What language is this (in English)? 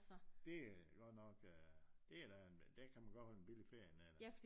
Danish